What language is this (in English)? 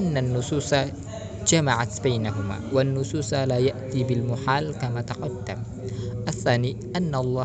Indonesian